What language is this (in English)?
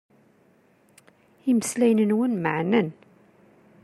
Kabyle